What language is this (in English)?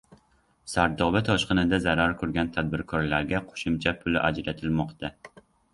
Uzbek